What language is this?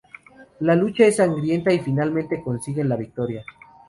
Spanish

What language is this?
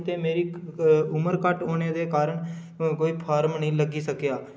Dogri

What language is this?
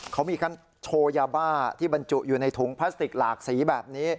Thai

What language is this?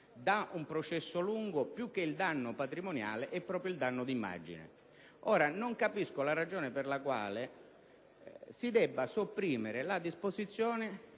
Italian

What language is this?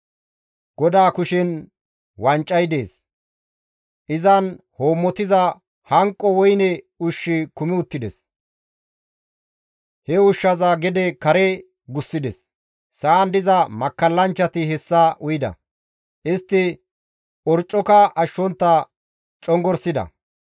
Gamo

